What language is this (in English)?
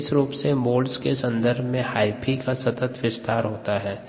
Hindi